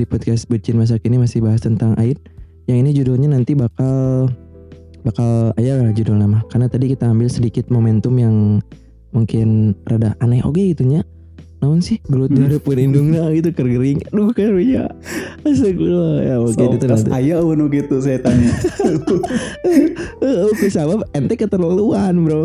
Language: Indonesian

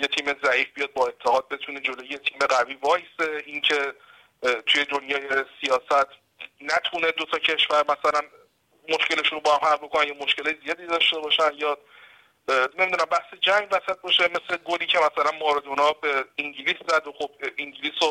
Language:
Persian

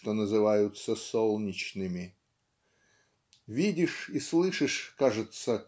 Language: Russian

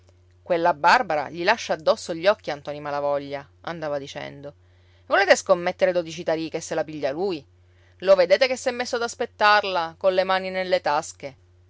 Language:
Italian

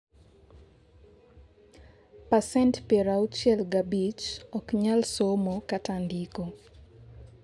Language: Luo (Kenya and Tanzania)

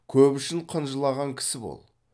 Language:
Kazakh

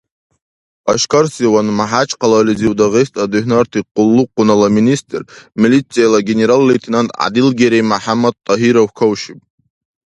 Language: Dargwa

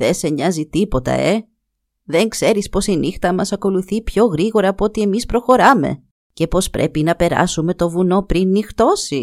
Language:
Greek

